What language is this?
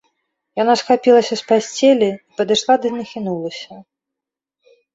Belarusian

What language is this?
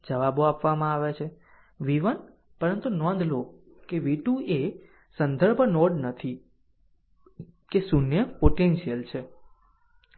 Gujarati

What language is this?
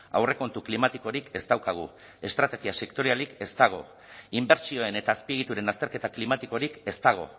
Basque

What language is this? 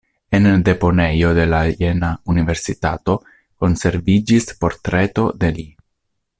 Esperanto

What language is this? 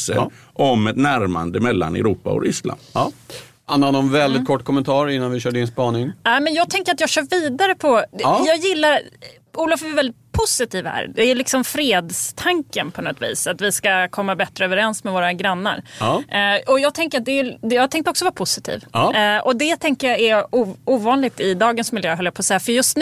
Swedish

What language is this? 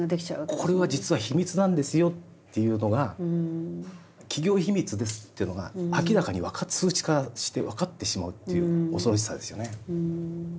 Japanese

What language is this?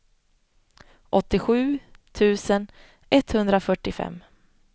Swedish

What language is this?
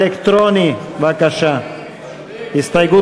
Hebrew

